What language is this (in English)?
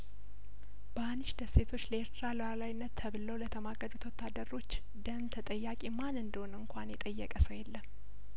Amharic